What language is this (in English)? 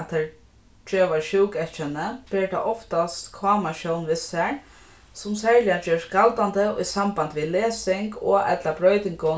Faroese